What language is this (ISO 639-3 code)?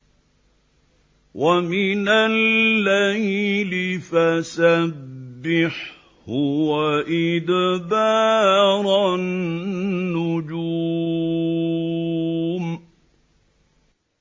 ara